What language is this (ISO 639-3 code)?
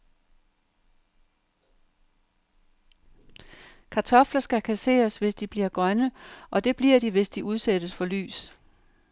dan